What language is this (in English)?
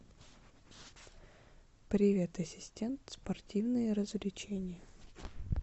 Russian